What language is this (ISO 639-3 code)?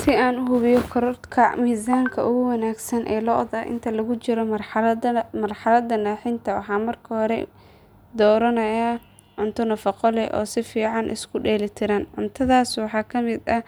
som